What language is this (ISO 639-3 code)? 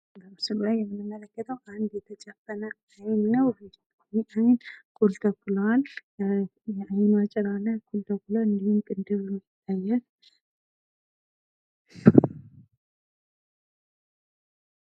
amh